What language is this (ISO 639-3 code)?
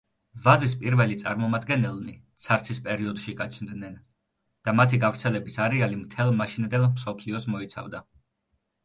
kat